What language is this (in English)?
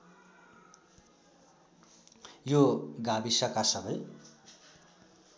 Nepali